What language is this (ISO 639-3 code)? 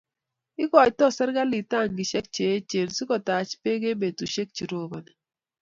kln